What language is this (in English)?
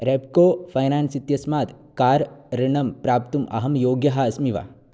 Sanskrit